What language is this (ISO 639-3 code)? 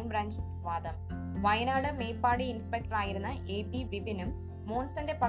mal